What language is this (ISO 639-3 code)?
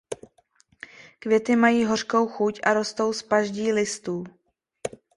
ces